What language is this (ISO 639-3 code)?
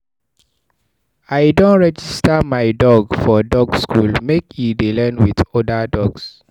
pcm